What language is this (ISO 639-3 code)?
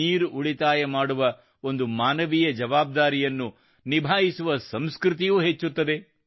kan